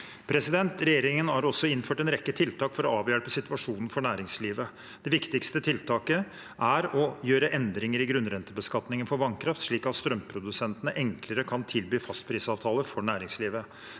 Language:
Norwegian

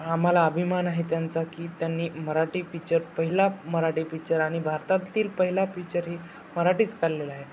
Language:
Marathi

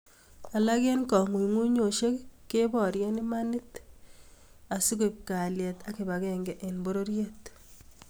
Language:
Kalenjin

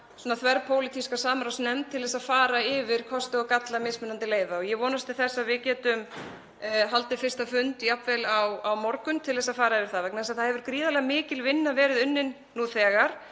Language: Icelandic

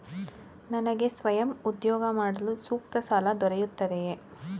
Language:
Kannada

